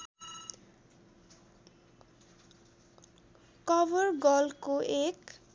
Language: Nepali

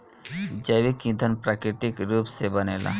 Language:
Bhojpuri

